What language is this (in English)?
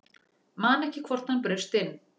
Icelandic